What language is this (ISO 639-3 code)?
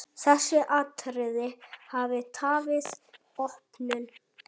isl